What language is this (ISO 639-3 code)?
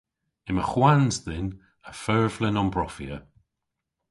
cor